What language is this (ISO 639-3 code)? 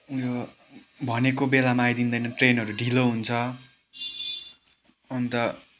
nep